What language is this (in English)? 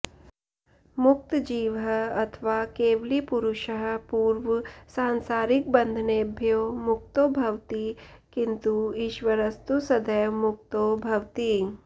Sanskrit